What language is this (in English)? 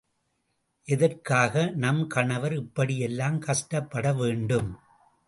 Tamil